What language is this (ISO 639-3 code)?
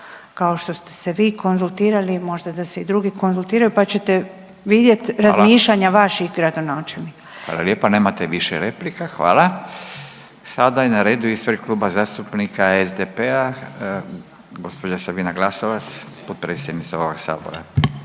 hrv